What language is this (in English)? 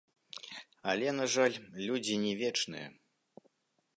Belarusian